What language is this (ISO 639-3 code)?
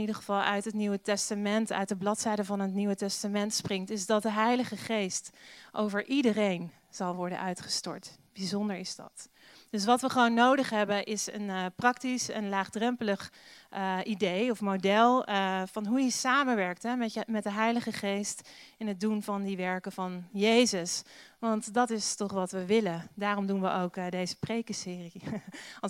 nld